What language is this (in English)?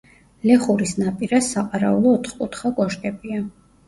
Georgian